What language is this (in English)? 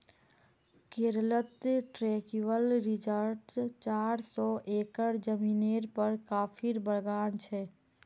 Magahi